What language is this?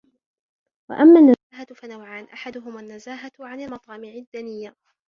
Arabic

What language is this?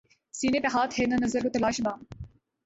Urdu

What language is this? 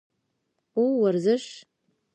Pashto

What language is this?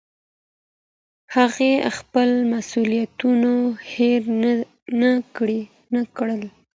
Pashto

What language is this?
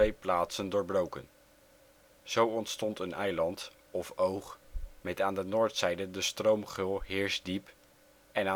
Dutch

